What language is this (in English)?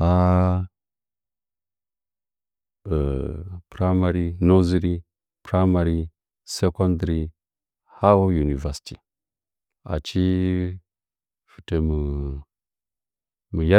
Nzanyi